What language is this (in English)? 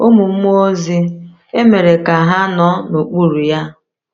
Igbo